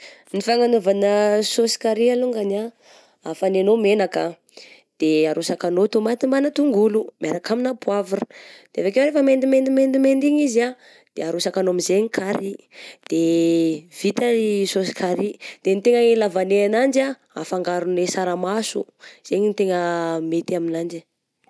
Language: Southern Betsimisaraka Malagasy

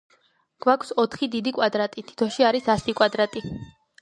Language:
Georgian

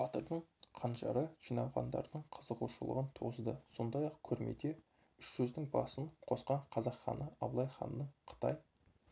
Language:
Kazakh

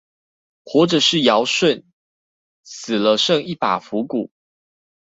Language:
Chinese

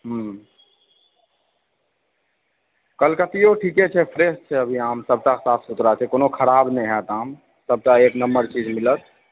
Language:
Maithili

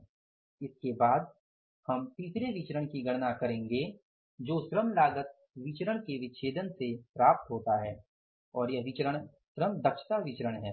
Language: Hindi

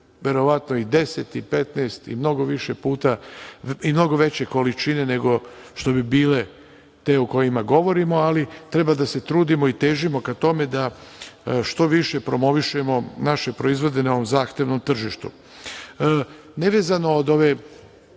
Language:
Serbian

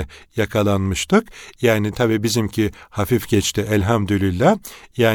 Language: Turkish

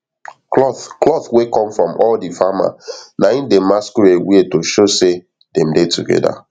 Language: Nigerian Pidgin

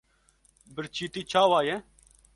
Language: Kurdish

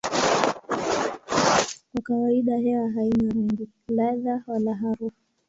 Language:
Swahili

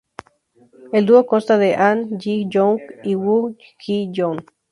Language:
Spanish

